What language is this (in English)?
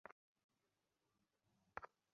Bangla